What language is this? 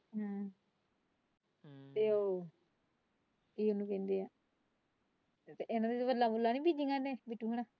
Punjabi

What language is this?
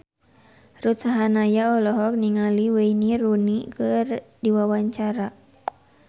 Sundanese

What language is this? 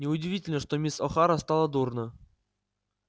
Russian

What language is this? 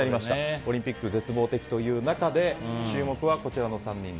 Japanese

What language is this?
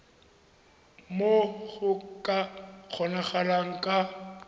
Tswana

